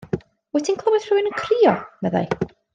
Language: Welsh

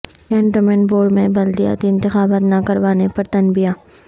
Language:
Urdu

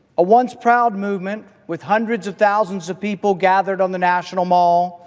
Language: English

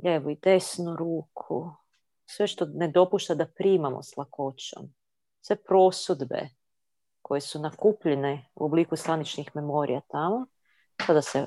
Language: Croatian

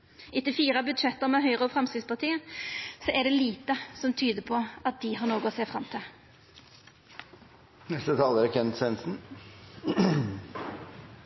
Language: Norwegian Nynorsk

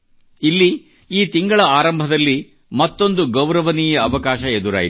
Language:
Kannada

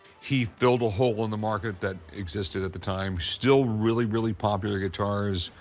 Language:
English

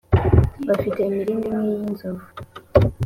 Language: Kinyarwanda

